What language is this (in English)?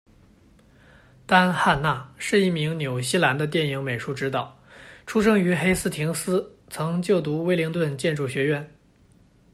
Chinese